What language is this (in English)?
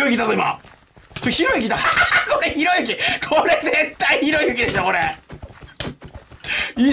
Japanese